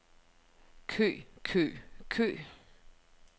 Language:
Danish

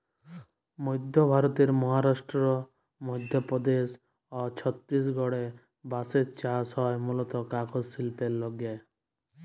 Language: Bangla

